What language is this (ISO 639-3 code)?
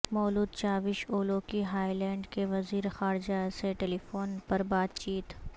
urd